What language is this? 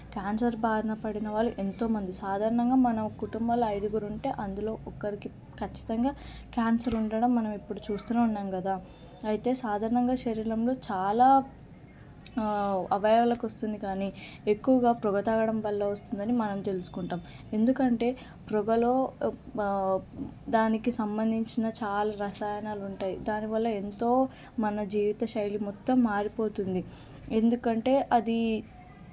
Telugu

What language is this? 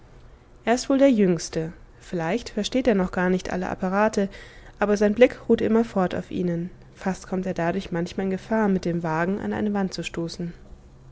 German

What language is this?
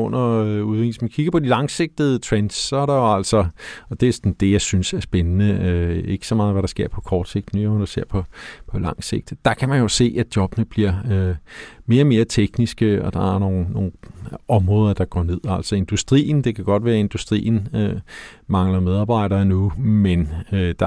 Danish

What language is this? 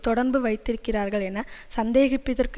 Tamil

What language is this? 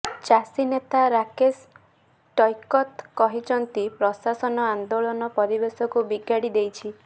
Odia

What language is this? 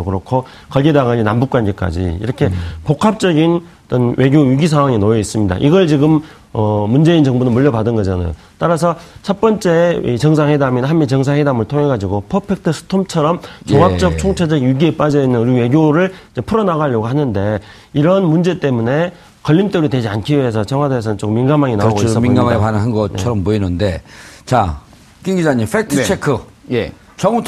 Korean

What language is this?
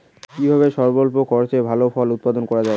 Bangla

